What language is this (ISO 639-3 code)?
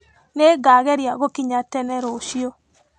kik